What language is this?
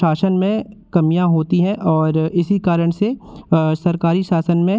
Hindi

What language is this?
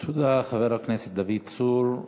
Hebrew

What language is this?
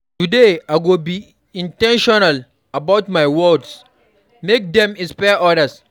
Nigerian Pidgin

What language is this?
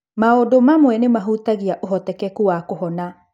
Kikuyu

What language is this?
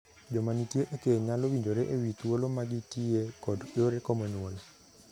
Luo (Kenya and Tanzania)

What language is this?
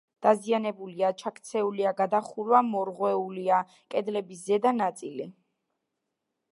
Georgian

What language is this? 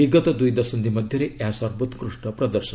Odia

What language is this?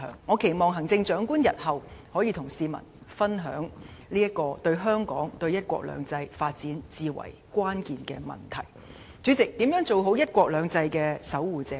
Cantonese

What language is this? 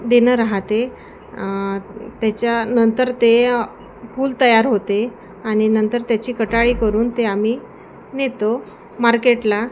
Marathi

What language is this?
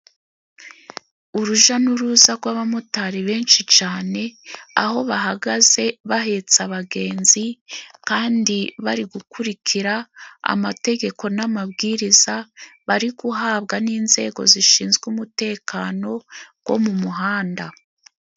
Kinyarwanda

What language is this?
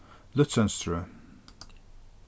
Faroese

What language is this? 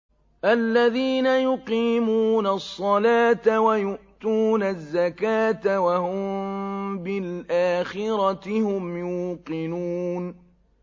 Arabic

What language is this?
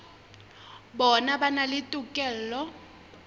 Southern Sotho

